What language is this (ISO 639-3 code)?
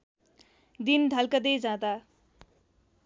nep